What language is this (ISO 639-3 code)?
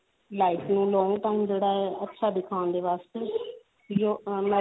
pan